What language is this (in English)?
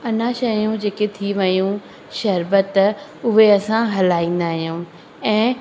Sindhi